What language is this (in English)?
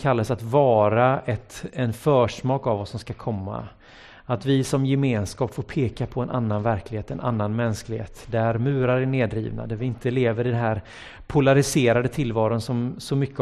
Swedish